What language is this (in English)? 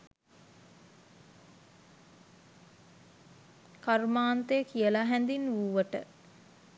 Sinhala